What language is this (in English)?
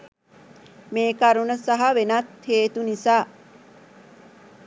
Sinhala